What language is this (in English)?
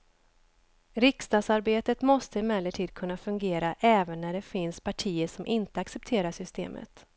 Swedish